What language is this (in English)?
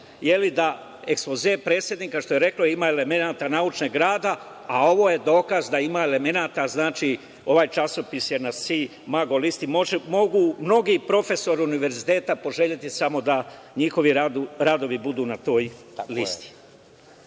Serbian